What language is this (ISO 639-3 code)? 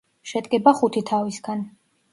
kat